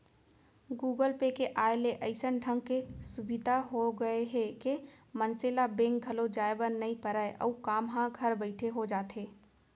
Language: Chhattisgarhi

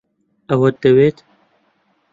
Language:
Central Kurdish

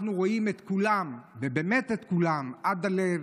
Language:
Hebrew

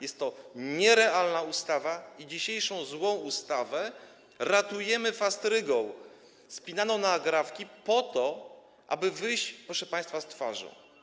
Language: Polish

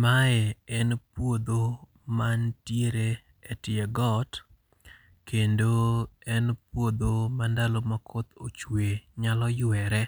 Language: Luo (Kenya and Tanzania)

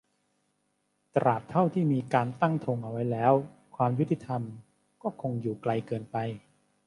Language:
Thai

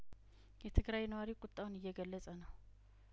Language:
Amharic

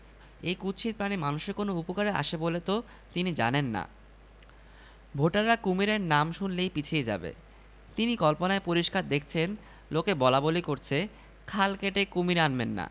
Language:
Bangla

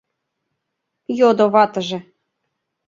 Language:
Mari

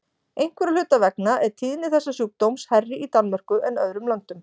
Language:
Icelandic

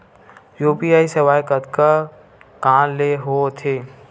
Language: Chhattisgarhi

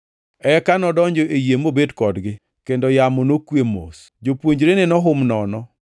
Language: Luo (Kenya and Tanzania)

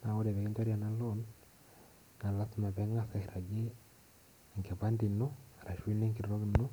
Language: Masai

